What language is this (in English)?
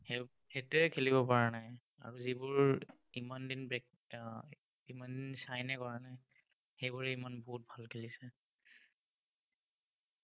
Assamese